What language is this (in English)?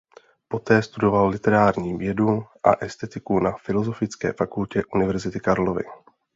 Czech